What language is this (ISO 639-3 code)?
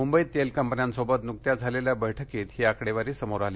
mar